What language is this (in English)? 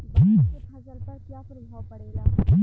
Bhojpuri